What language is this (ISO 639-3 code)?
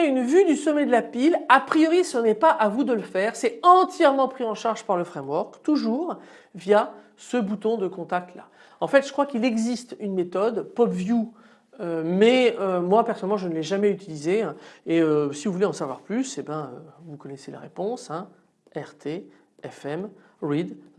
fra